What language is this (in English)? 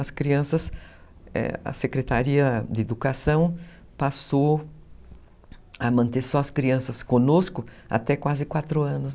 Portuguese